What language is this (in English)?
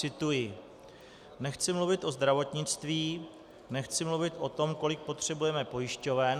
Czech